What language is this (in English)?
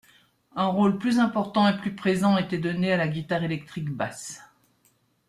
French